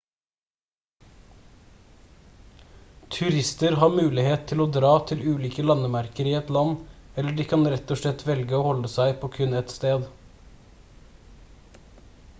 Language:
Norwegian Bokmål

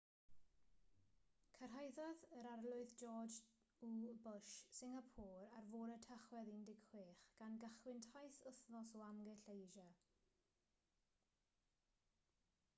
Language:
Welsh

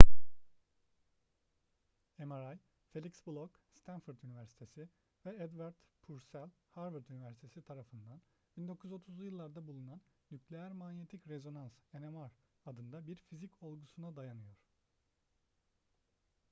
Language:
Turkish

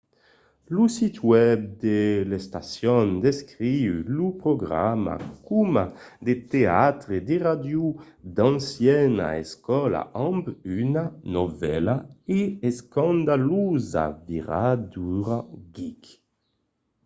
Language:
Occitan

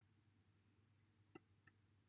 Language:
Welsh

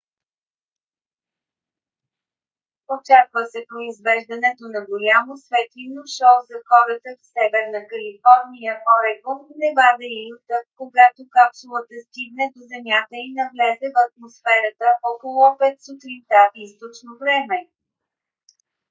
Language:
Bulgarian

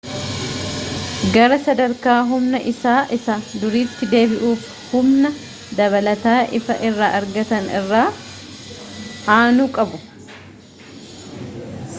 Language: Oromo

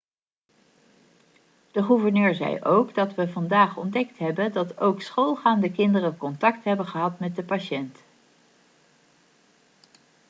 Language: Dutch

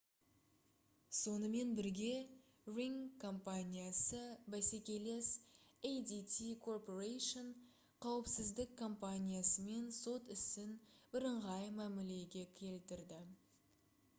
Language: Kazakh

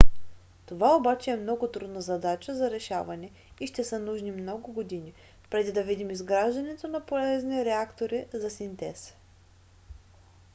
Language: Bulgarian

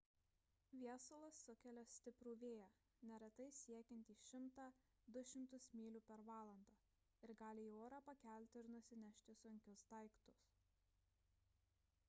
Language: Lithuanian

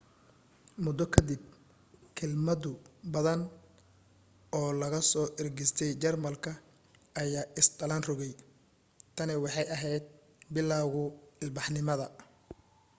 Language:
Somali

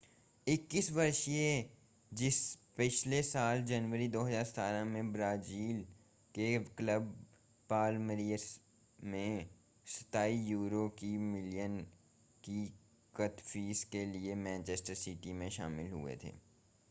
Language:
Hindi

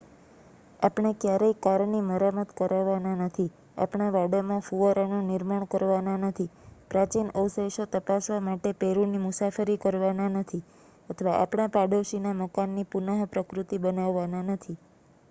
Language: Gujarati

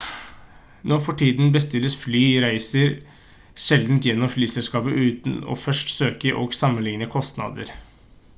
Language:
Norwegian Bokmål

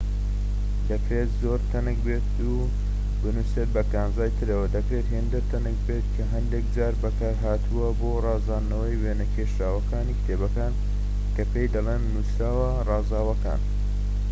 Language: Central Kurdish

